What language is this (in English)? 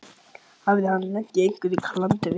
Icelandic